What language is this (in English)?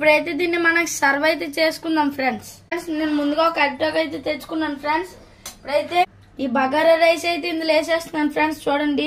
Telugu